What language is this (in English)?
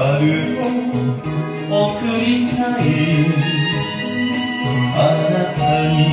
Romanian